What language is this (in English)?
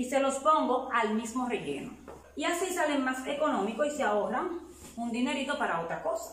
Spanish